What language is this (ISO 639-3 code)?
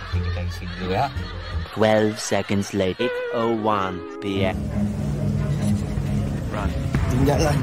ind